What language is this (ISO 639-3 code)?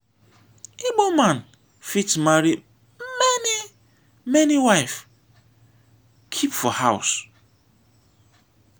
pcm